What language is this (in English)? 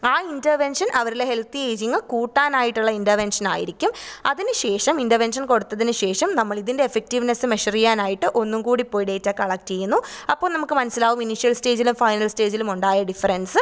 Malayalam